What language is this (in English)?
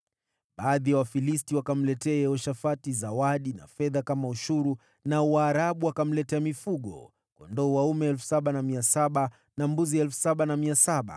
Swahili